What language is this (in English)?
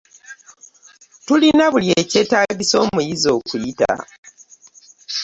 Ganda